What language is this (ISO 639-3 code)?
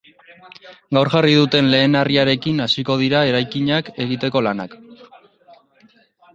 eus